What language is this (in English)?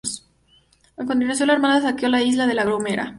Spanish